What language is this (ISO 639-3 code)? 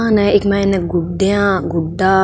mwr